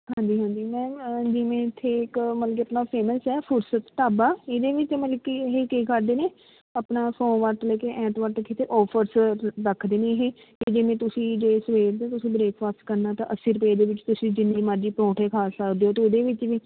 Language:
Punjabi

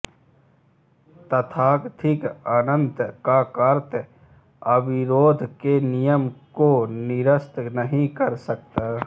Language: Hindi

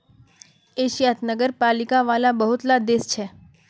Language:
Magahi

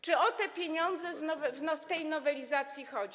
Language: Polish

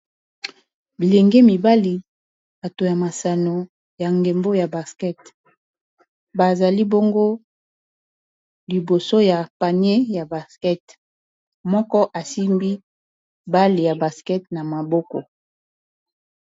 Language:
Lingala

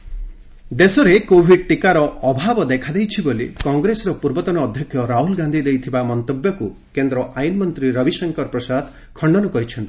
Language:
Odia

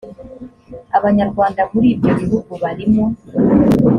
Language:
Kinyarwanda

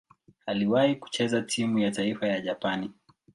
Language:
Swahili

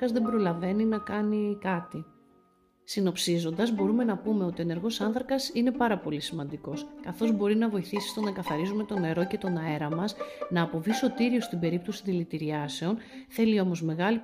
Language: Greek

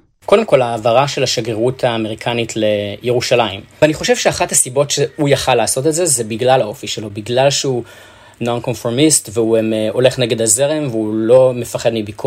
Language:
Hebrew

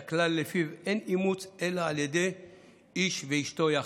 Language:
Hebrew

